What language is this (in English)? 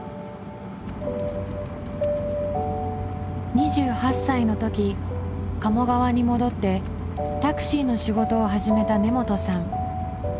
Japanese